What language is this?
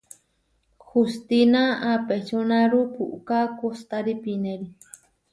Huarijio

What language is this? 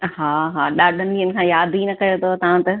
Sindhi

